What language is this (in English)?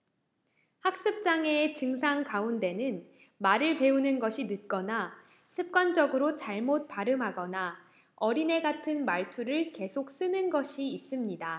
Korean